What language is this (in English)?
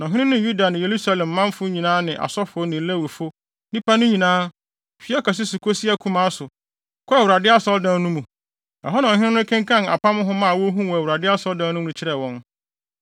Akan